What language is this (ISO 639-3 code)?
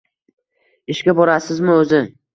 uzb